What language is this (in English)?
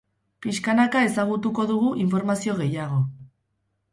Basque